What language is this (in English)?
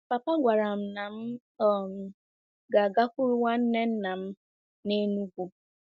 Igbo